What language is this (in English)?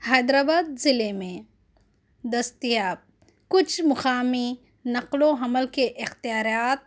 Urdu